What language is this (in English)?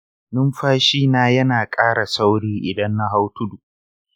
Hausa